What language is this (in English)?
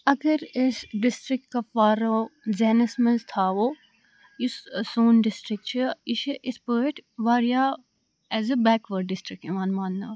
Kashmiri